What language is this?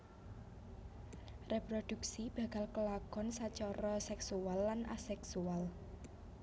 Javanese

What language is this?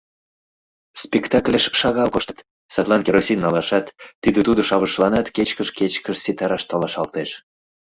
Mari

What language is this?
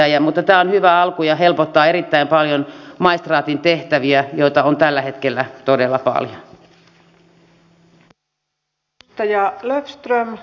Finnish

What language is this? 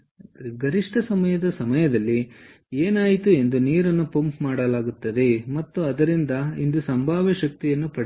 Kannada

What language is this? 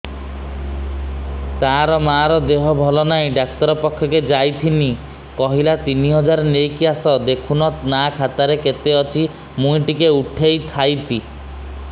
Odia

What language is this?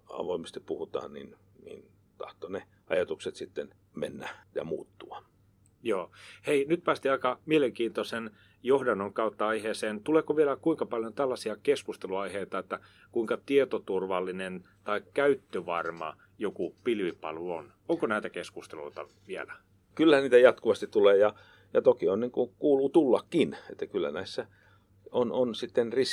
Finnish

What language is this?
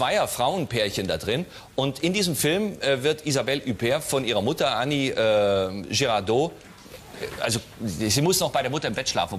German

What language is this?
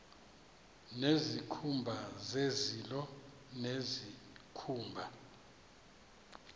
Xhosa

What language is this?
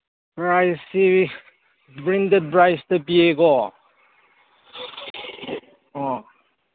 Manipuri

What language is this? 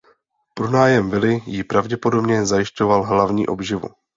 Czech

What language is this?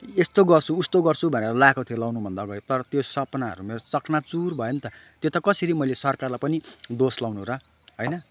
Nepali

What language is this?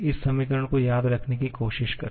Hindi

